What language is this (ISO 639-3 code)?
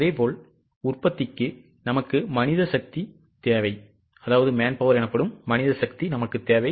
tam